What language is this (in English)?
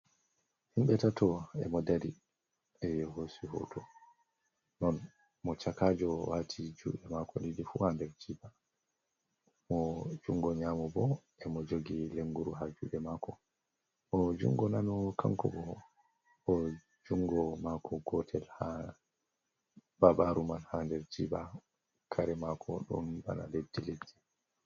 Fula